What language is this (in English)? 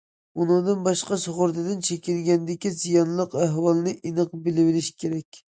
Uyghur